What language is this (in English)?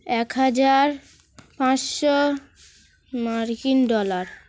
Bangla